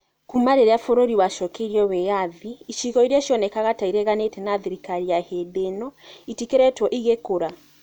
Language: Kikuyu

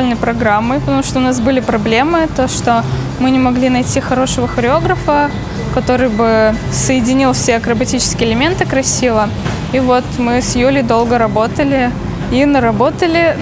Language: Russian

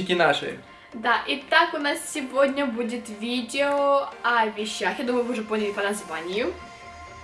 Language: Russian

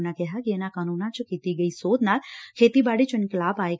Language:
Punjabi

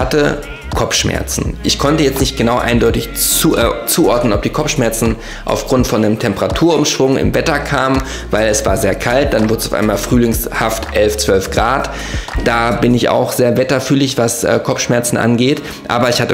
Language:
German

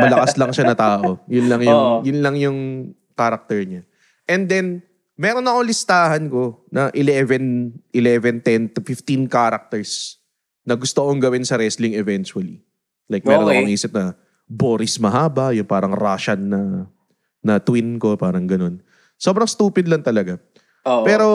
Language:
Filipino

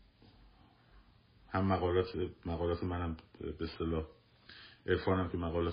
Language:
Persian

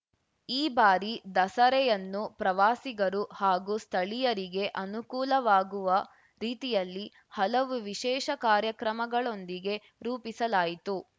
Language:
Kannada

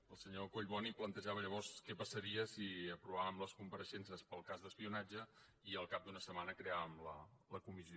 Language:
Catalan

